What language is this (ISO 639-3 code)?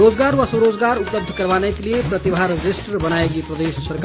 hin